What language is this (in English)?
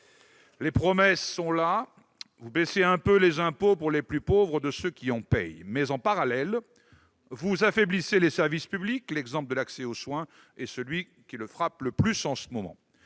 French